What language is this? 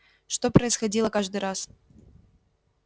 Russian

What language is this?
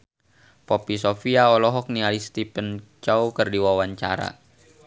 Sundanese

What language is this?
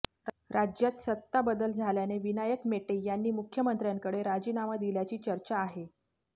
Marathi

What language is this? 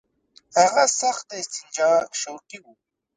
Pashto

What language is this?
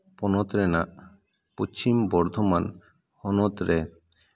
Santali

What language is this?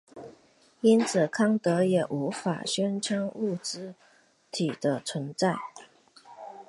Chinese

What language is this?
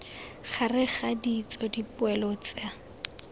Tswana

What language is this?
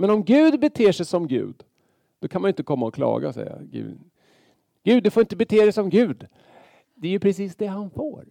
Swedish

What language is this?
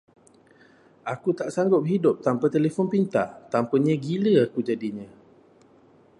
Malay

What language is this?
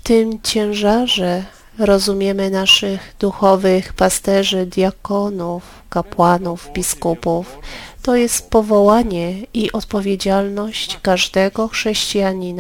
Polish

